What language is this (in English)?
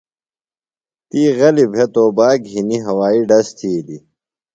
Phalura